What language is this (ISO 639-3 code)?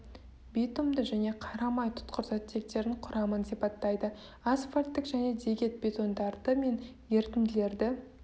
kaz